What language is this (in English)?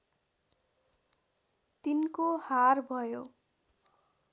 Nepali